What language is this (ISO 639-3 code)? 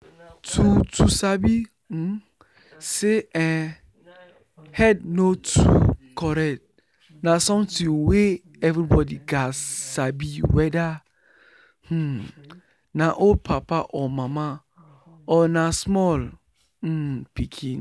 pcm